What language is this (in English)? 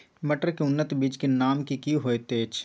Maithili